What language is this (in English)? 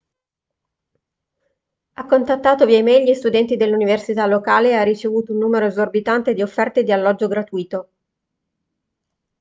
Italian